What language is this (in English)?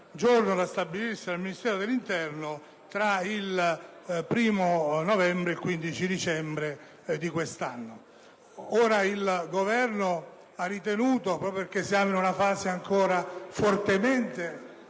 Italian